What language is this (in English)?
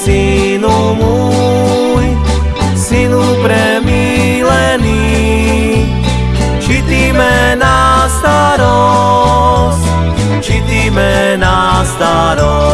Slovak